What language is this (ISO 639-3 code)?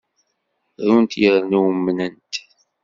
kab